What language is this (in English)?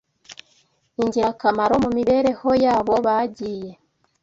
Kinyarwanda